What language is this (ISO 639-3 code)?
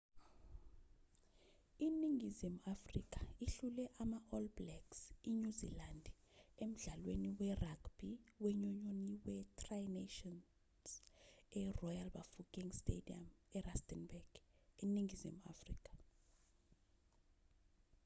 zul